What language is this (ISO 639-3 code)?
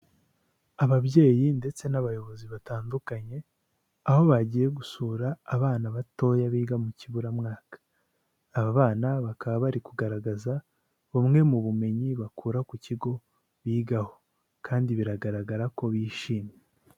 kin